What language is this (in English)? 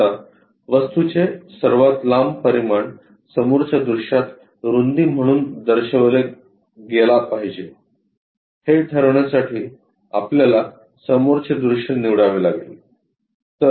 Marathi